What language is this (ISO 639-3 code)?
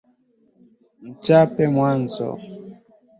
swa